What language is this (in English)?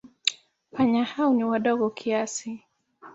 Swahili